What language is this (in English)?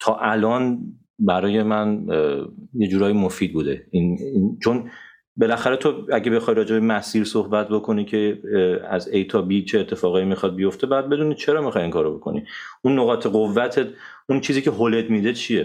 Persian